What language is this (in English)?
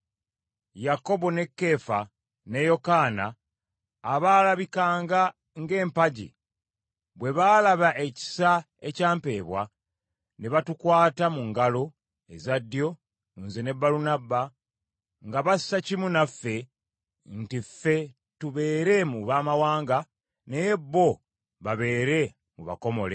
Ganda